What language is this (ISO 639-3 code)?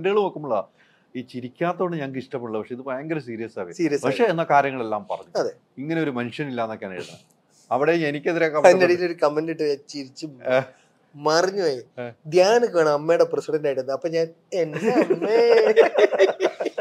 mal